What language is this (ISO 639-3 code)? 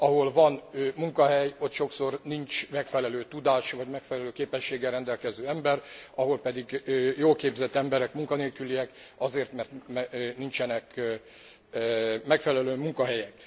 hun